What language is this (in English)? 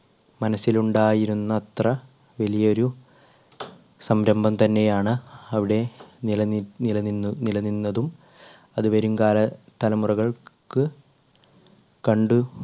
Malayalam